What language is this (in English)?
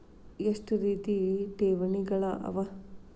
Kannada